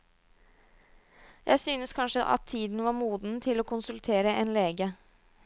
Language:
Norwegian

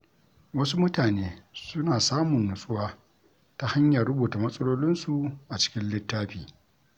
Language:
Hausa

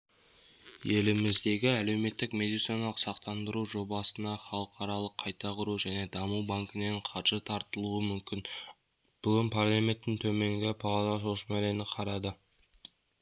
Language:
Kazakh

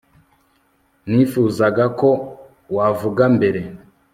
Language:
Kinyarwanda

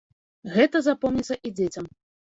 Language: Belarusian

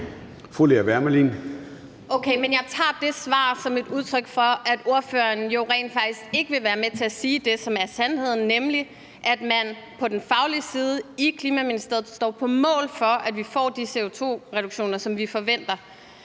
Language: Danish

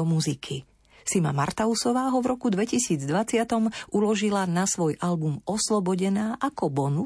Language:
Slovak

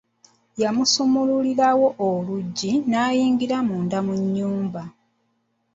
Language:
Ganda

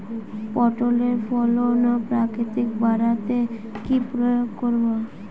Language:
Bangla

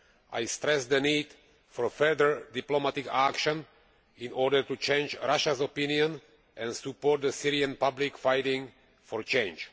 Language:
English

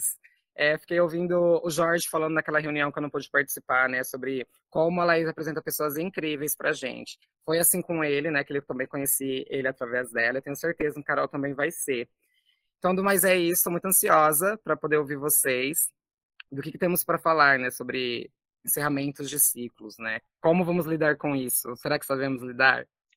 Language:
Portuguese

